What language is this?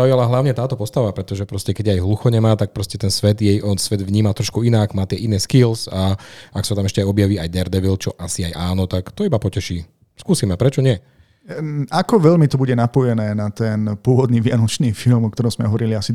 Slovak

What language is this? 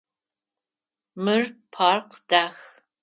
Adyghe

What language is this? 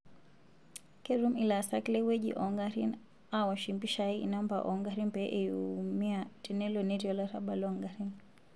Masai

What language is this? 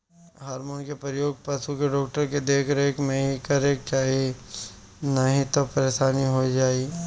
Bhojpuri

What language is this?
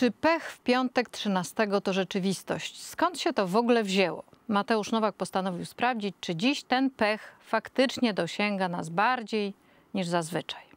Polish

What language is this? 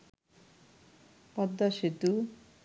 Bangla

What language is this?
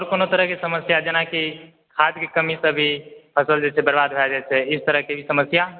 Maithili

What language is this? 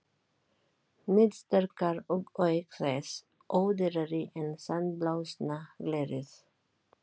Icelandic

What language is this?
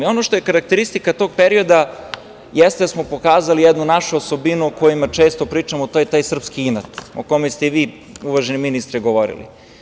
Serbian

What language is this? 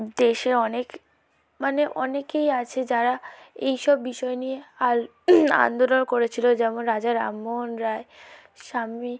Bangla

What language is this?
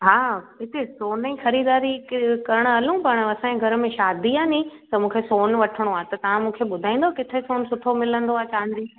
Sindhi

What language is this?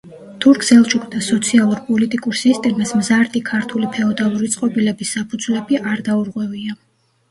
Georgian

